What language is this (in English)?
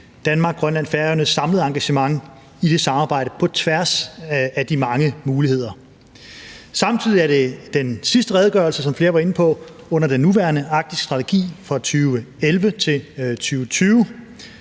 Danish